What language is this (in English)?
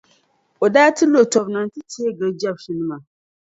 Dagbani